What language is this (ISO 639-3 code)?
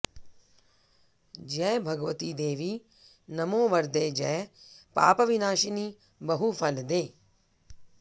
san